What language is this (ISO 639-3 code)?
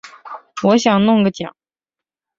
zho